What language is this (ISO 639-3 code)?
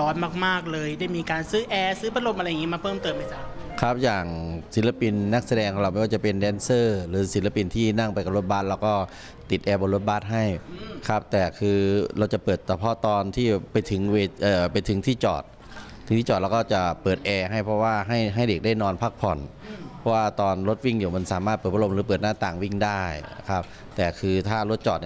tha